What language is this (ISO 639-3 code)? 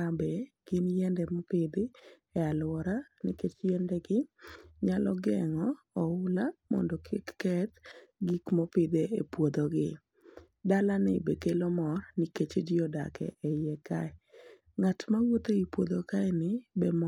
luo